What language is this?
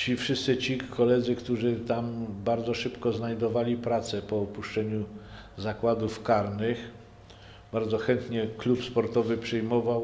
Polish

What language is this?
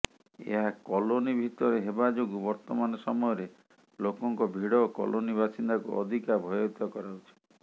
Odia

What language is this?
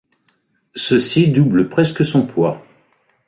French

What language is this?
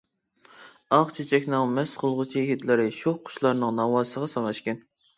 Uyghur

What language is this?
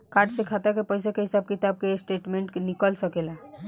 Bhojpuri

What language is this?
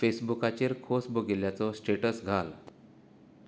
Konkani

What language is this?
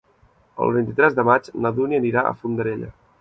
Catalan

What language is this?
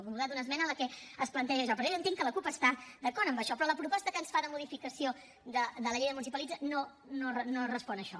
Catalan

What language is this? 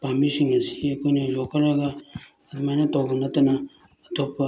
Manipuri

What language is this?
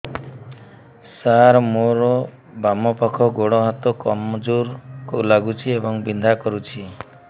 Odia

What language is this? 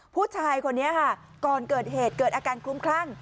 Thai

